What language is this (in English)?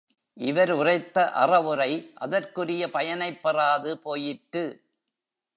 Tamil